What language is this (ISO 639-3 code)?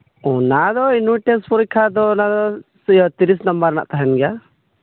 sat